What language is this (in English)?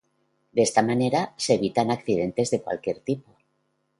Spanish